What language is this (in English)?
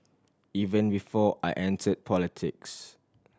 English